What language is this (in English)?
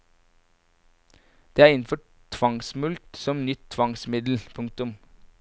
Norwegian